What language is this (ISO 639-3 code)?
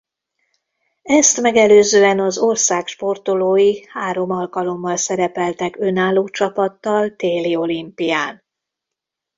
hun